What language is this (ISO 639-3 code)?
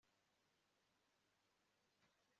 kin